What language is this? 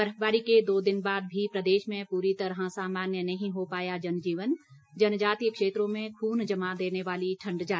Hindi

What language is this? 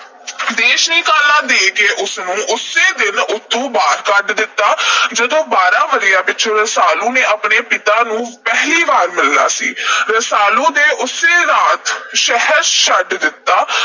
Punjabi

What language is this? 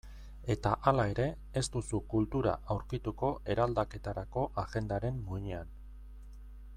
Basque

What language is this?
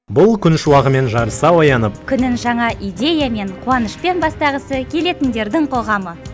Kazakh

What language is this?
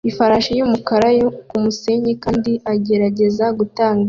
Kinyarwanda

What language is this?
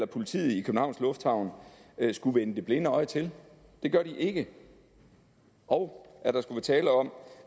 Danish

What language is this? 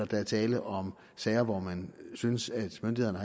Danish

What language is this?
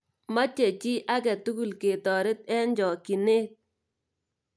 Kalenjin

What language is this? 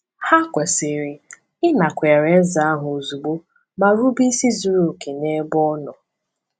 Igbo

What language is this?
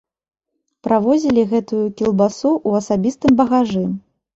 Belarusian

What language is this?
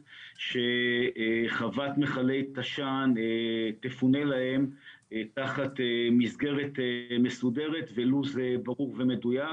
Hebrew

